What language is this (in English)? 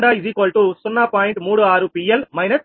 Telugu